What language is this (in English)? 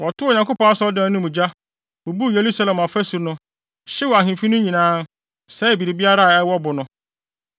Akan